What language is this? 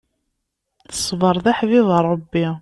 Kabyle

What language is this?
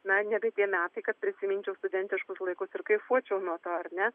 Lithuanian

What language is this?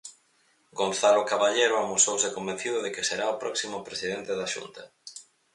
Galician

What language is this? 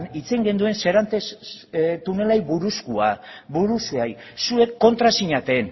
Basque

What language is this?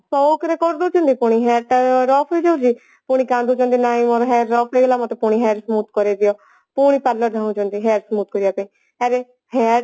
Odia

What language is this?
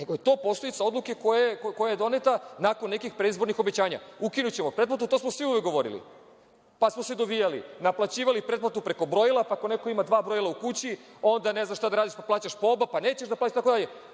Serbian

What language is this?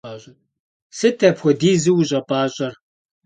Kabardian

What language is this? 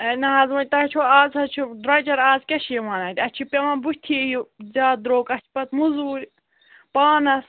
Kashmiri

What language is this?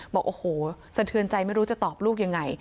Thai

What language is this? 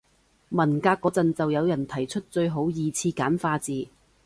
Cantonese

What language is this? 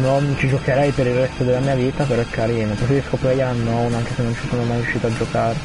Italian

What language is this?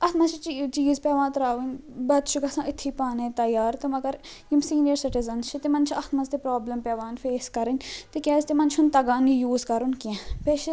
Kashmiri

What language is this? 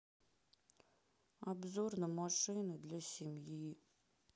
Russian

